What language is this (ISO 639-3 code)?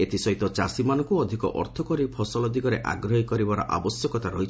ori